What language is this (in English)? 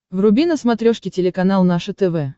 Russian